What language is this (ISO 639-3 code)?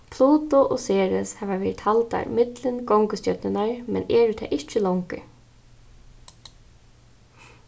fao